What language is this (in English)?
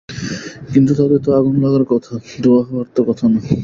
Bangla